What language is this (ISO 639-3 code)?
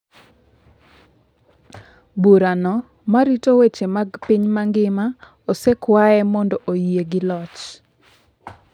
luo